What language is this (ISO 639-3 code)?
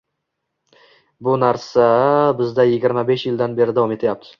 uzb